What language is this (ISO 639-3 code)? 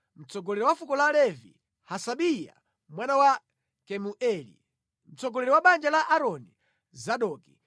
nya